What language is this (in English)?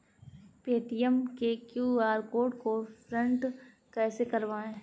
Hindi